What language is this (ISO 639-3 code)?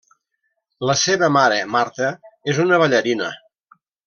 cat